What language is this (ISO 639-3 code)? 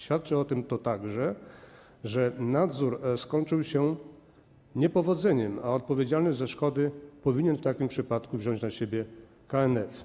pol